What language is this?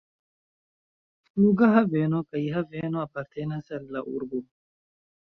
Esperanto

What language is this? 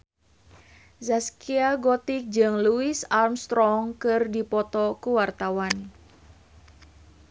Sundanese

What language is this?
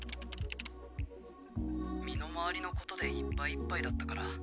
Japanese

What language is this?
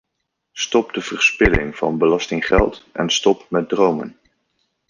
Dutch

